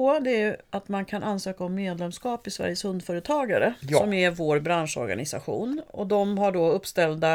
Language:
Swedish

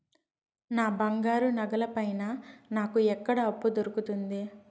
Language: Telugu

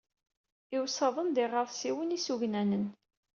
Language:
Kabyle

